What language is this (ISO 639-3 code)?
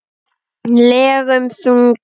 isl